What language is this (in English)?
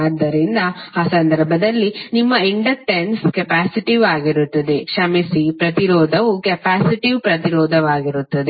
Kannada